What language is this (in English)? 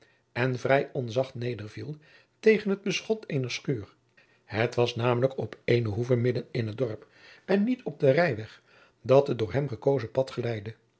Dutch